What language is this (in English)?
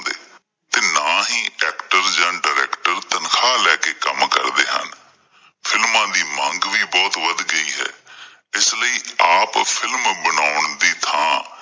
Punjabi